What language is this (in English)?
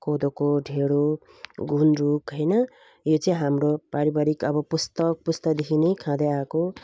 Nepali